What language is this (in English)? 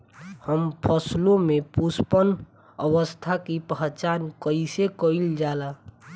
Bhojpuri